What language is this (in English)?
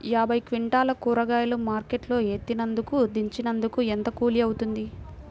Telugu